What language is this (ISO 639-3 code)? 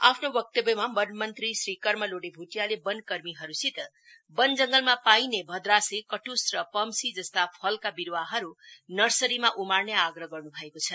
nep